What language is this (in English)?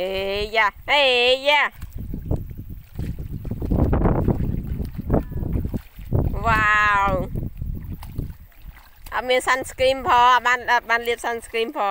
Thai